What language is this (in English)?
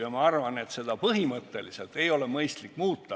Estonian